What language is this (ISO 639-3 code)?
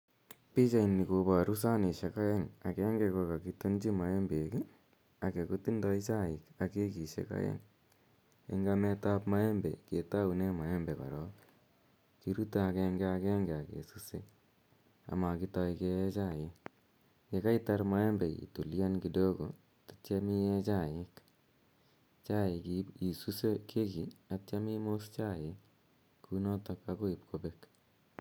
kln